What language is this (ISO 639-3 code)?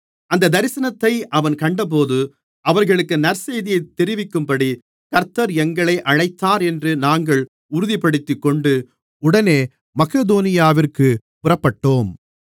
tam